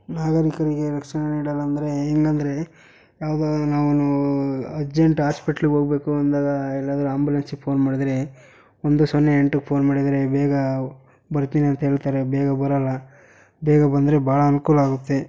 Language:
Kannada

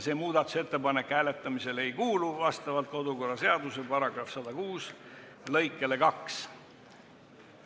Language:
Estonian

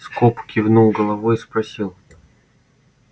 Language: Russian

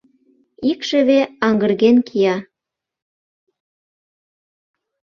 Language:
Mari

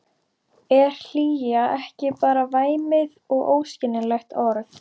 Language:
Icelandic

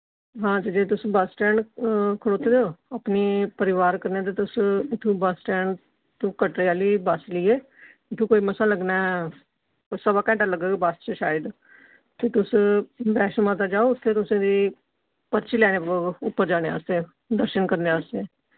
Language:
Dogri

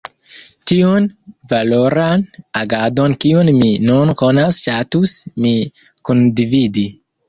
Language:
Esperanto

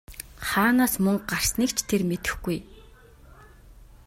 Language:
Mongolian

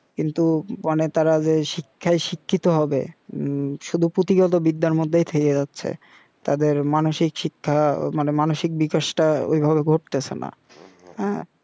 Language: Bangla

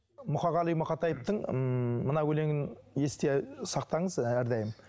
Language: Kazakh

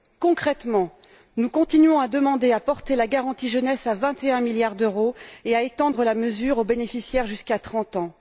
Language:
French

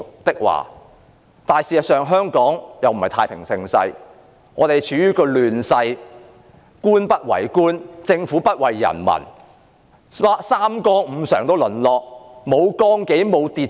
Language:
Cantonese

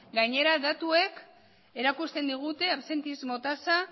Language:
Basque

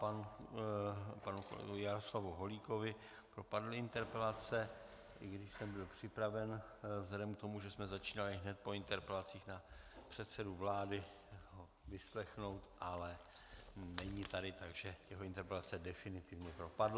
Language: Czech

